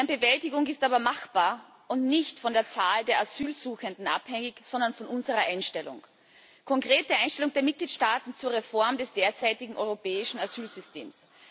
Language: German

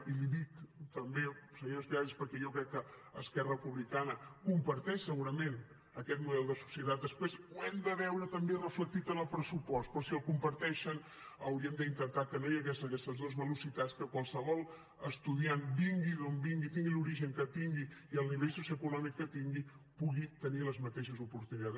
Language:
Catalan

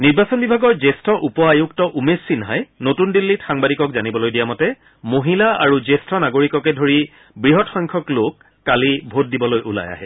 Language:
Assamese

